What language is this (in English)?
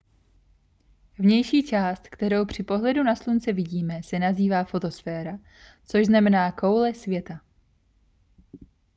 Czech